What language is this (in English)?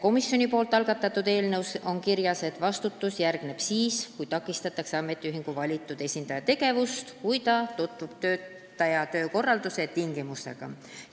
Estonian